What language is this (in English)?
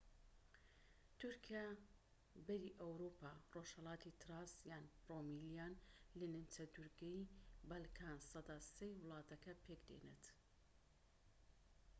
Central Kurdish